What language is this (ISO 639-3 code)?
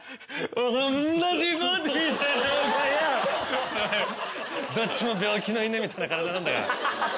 jpn